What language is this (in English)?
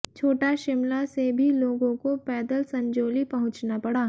Hindi